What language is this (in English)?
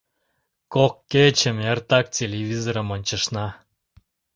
Mari